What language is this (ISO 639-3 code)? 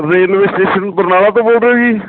pan